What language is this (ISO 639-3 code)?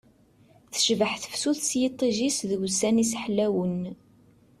kab